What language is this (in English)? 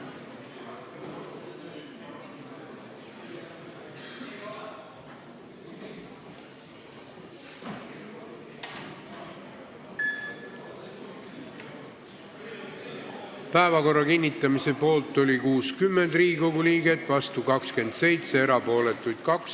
Estonian